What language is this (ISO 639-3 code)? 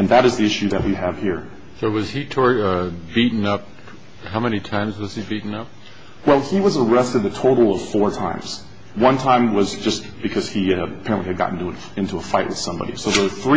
eng